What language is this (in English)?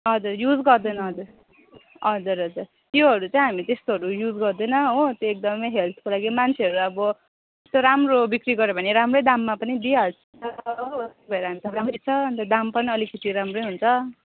Nepali